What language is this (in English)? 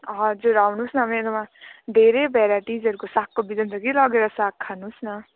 Nepali